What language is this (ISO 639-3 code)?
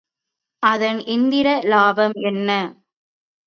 tam